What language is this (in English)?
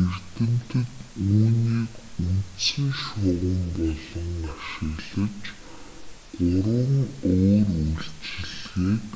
Mongolian